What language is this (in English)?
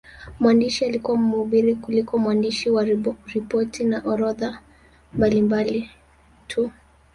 Swahili